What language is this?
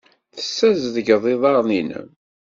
Kabyle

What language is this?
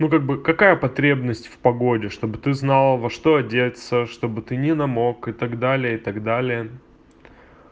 Russian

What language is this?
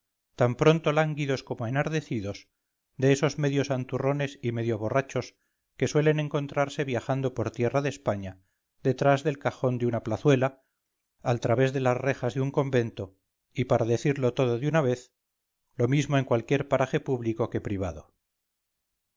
Spanish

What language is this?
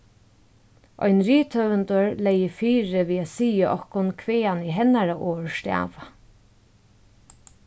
Faroese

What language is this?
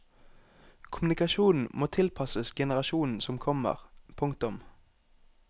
Norwegian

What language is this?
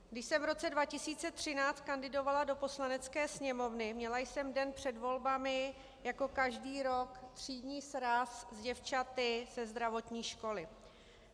Czech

